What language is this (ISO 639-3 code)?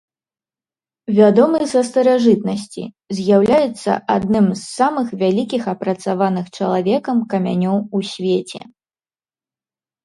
bel